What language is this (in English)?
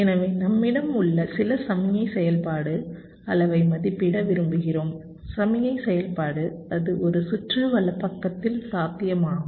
Tamil